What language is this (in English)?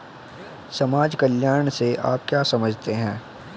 Hindi